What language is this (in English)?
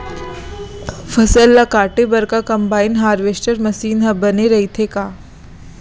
Chhattisgarhi